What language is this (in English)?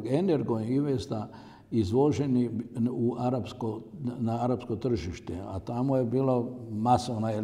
Croatian